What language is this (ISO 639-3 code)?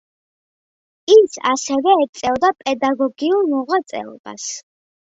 kat